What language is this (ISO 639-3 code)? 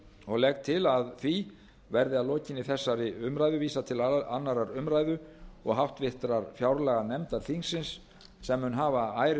isl